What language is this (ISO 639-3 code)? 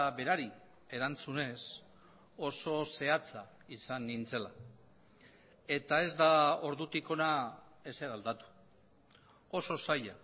eus